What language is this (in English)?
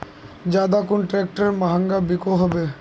Magahi